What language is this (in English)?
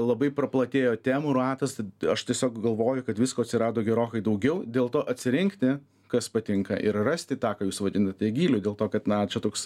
Lithuanian